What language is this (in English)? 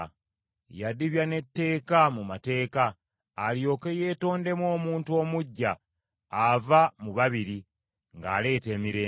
Ganda